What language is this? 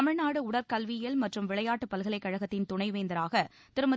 Tamil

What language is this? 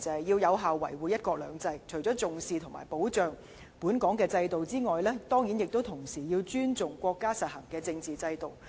Cantonese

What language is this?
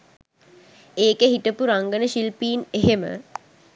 Sinhala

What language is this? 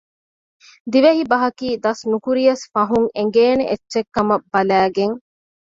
Divehi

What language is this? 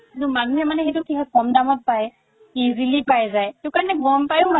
Assamese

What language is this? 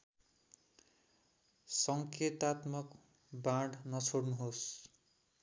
Nepali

